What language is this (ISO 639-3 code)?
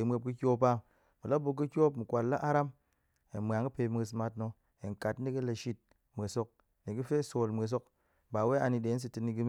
ank